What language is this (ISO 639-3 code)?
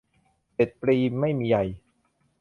tha